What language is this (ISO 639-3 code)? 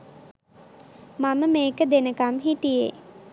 sin